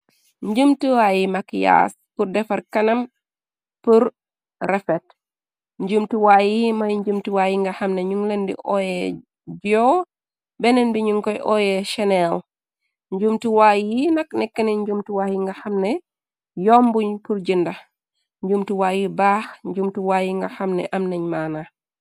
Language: Wolof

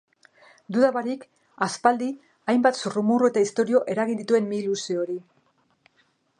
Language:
Basque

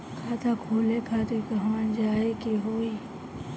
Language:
Bhojpuri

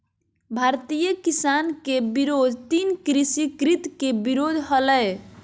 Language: Magahi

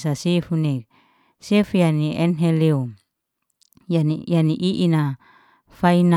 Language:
Liana-Seti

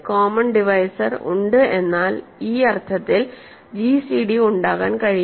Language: Malayalam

